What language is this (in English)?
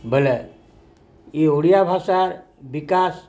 Odia